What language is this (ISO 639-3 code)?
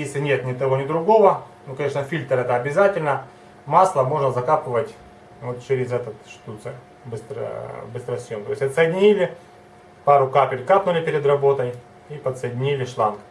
rus